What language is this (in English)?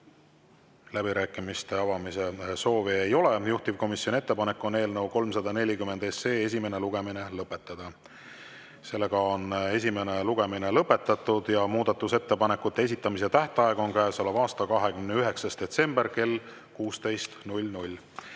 Estonian